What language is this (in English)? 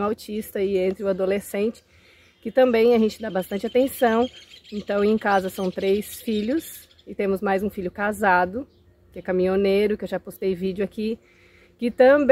Portuguese